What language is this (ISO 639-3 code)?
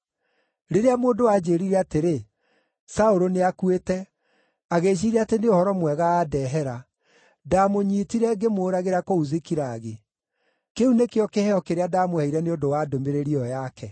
kik